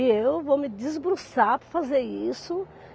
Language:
Portuguese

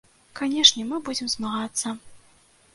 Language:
Belarusian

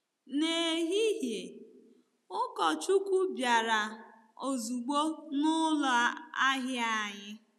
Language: Igbo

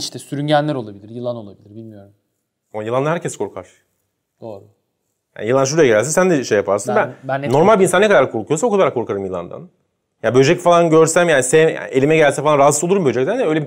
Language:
Turkish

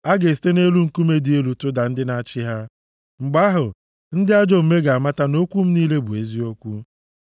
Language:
Igbo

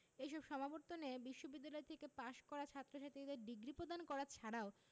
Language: Bangla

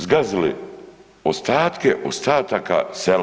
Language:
Croatian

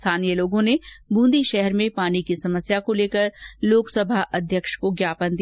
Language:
Hindi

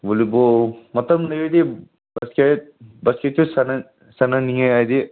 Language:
Manipuri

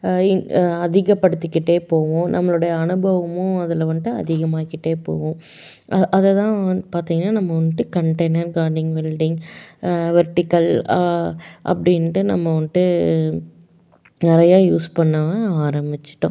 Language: Tamil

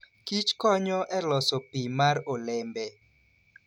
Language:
Luo (Kenya and Tanzania)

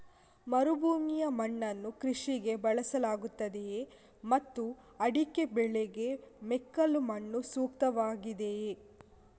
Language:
Kannada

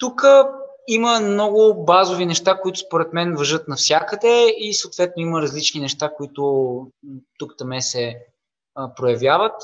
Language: Bulgarian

